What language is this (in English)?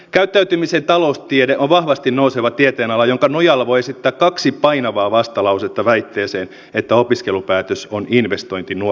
Finnish